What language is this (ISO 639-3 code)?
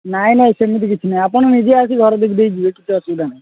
ori